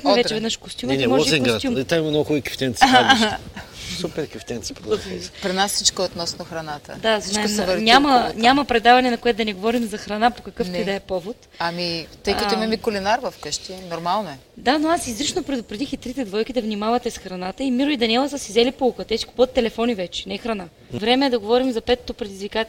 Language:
Bulgarian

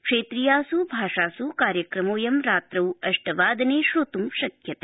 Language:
Sanskrit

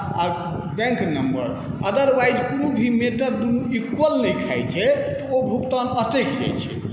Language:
Maithili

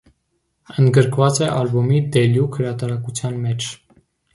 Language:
Armenian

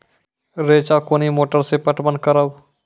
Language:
Maithili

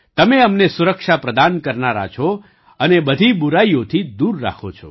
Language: Gujarati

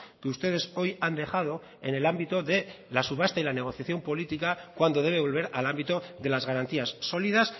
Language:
Spanish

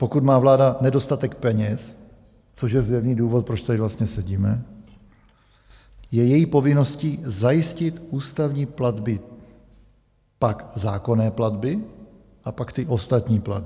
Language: Czech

